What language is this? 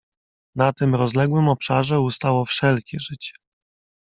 Polish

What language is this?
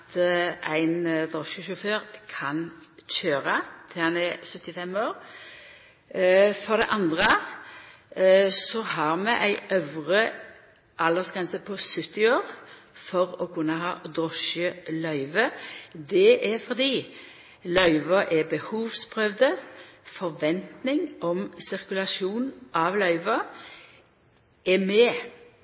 Norwegian Nynorsk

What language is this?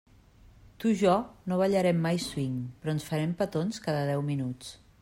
Catalan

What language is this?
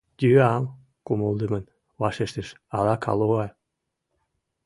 Mari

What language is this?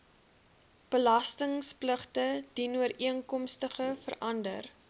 Afrikaans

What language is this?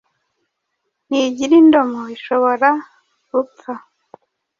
Kinyarwanda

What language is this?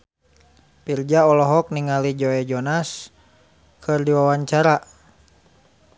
Sundanese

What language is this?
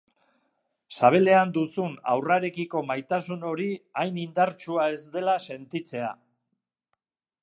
Basque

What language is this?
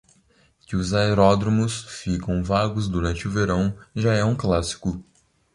Portuguese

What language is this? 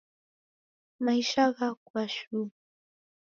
Taita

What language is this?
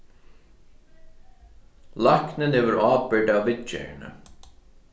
Faroese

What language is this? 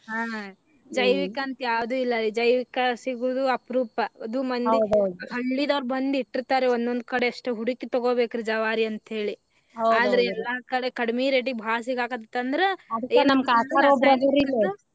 Kannada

